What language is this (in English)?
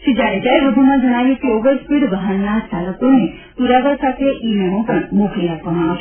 Gujarati